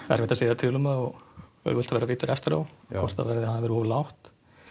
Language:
Icelandic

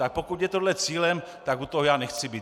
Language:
Czech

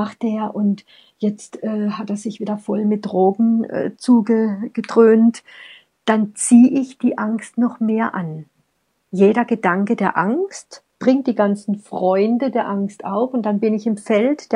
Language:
German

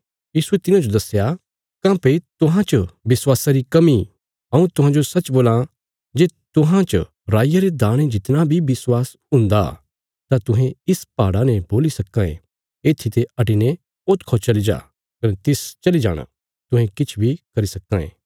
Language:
Bilaspuri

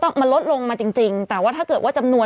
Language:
Thai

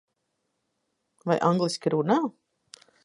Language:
Latvian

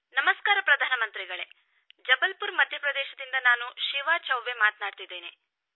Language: Kannada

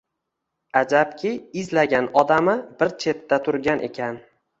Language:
Uzbek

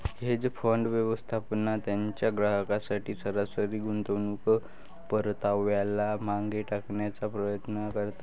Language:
Marathi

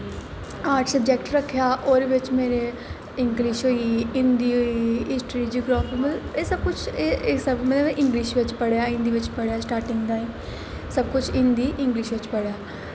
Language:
Dogri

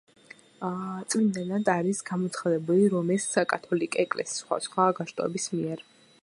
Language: Georgian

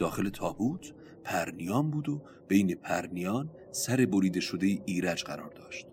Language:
Persian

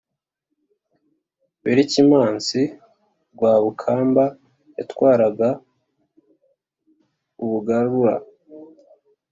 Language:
Kinyarwanda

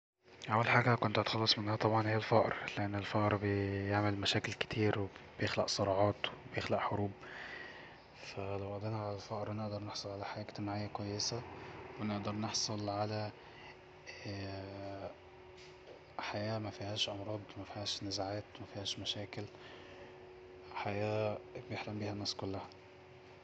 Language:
Egyptian Arabic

